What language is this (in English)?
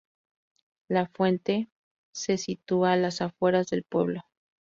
Spanish